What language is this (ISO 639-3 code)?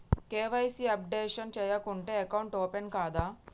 tel